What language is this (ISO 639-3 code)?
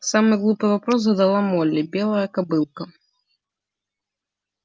rus